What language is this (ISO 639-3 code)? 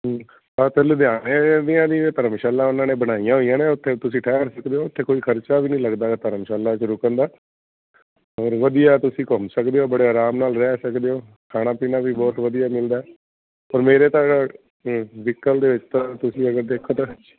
pan